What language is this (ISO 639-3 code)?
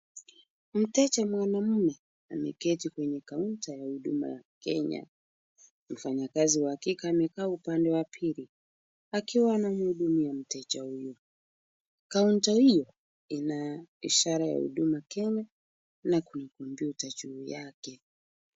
swa